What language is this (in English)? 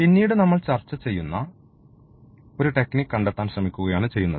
Malayalam